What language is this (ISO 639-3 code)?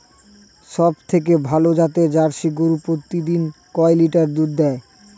ben